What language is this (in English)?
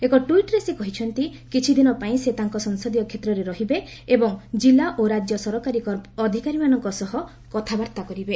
Odia